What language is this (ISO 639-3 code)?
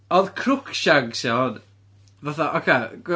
cym